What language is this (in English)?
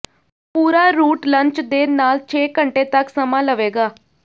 Punjabi